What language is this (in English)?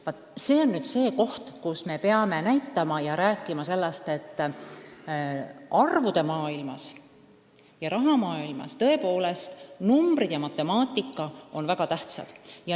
Estonian